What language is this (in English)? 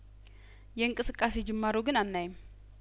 Amharic